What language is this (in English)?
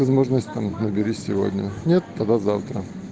Russian